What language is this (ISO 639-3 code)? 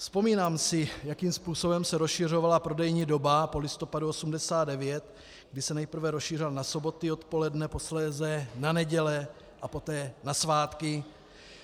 ces